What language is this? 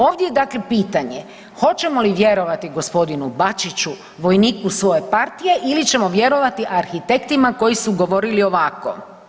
Croatian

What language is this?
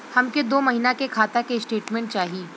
Bhojpuri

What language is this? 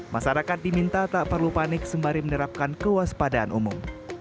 Indonesian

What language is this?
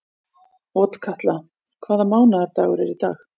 Icelandic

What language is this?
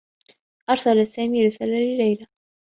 Arabic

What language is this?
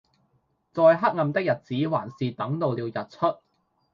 Cantonese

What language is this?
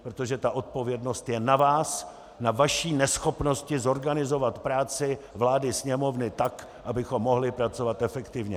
Czech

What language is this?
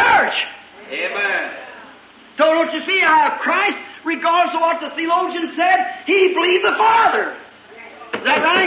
English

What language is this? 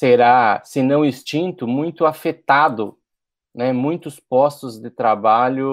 Portuguese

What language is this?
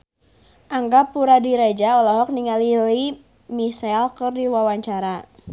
Sundanese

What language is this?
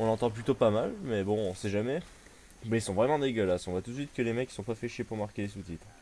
French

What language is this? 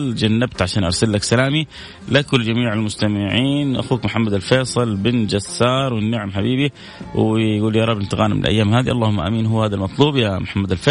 Arabic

